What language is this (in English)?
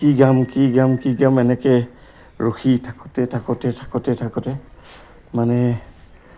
Assamese